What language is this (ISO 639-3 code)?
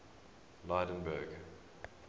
eng